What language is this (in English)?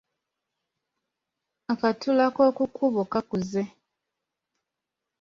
Ganda